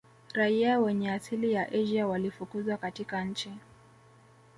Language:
Swahili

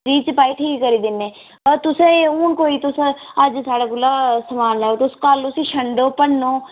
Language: Dogri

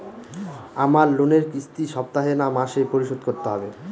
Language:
Bangla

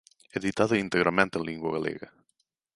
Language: Galician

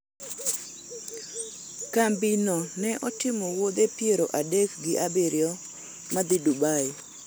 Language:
Luo (Kenya and Tanzania)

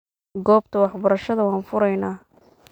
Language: Somali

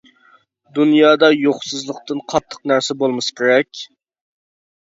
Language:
Uyghur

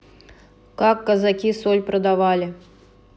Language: Russian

